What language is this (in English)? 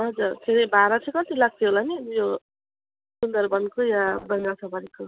Nepali